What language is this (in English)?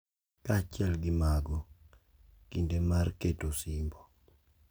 Luo (Kenya and Tanzania)